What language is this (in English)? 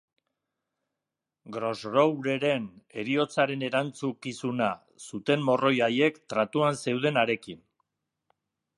Basque